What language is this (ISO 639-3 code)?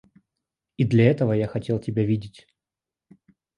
rus